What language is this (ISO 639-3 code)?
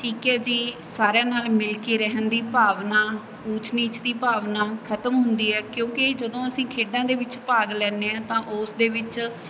pan